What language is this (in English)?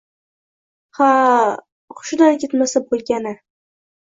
Uzbek